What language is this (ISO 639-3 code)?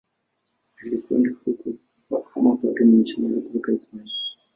swa